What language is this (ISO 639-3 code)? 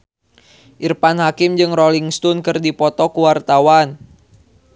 sun